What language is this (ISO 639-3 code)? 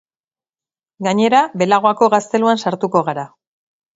eus